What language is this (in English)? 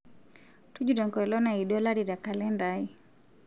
Masai